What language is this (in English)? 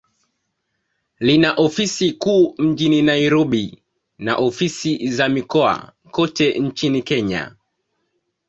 Swahili